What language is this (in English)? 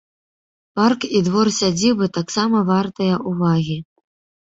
Belarusian